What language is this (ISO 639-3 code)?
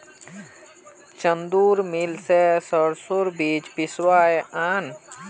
mag